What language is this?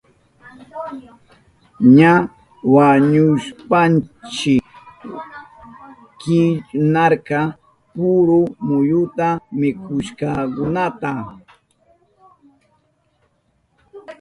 Southern Pastaza Quechua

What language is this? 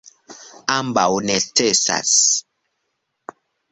Esperanto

